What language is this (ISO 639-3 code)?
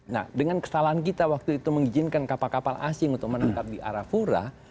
ind